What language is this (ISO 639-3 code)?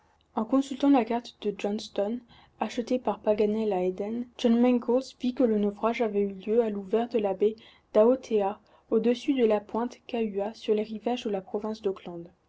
fra